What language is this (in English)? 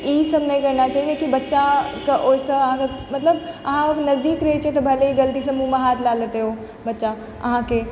Maithili